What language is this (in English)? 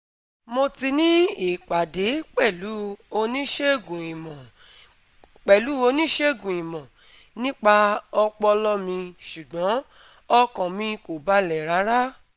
Yoruba